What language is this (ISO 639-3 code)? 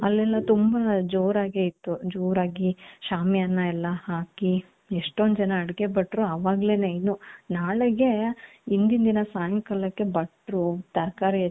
kan